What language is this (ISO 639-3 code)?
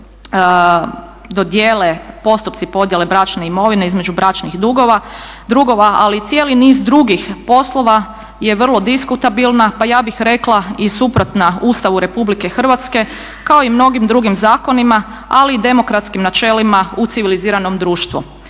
hrv